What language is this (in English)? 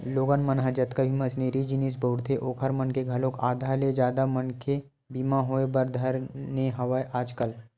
Chhattisgarhi